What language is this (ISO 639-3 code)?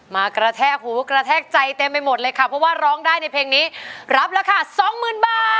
tha